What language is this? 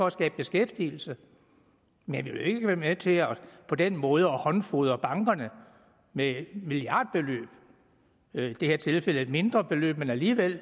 Danish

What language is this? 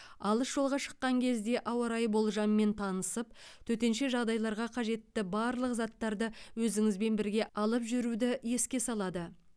Kazakh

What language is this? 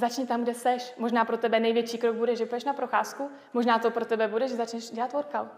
Czech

